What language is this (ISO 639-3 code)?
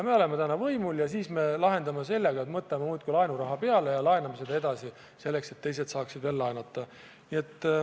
est